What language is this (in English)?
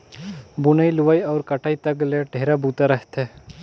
Chhattisgarhi